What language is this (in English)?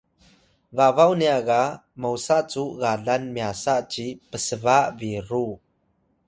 Atayal